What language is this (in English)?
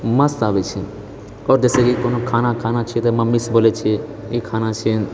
Maithili